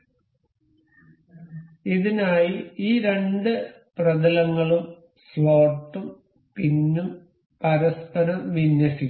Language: Malayalam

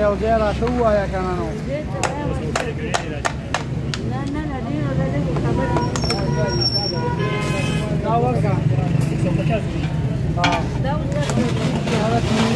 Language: Arabic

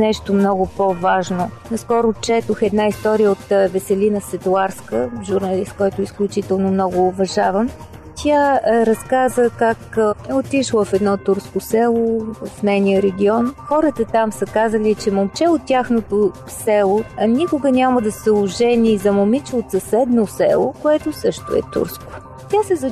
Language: Bulgarian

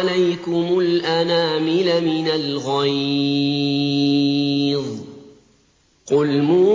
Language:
Arabic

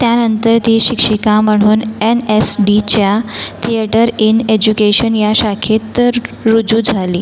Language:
Marathi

